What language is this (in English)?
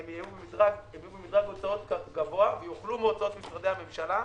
Hebrew